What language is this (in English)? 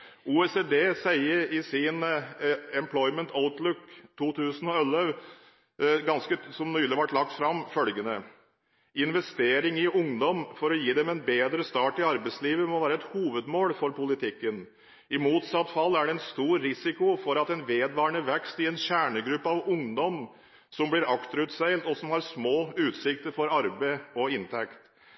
Norwegian Bokmål